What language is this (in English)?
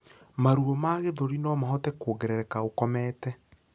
Kikuyu